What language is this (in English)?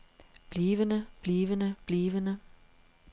Danish